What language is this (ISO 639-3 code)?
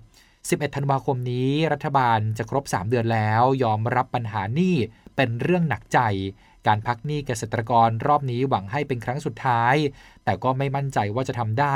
tha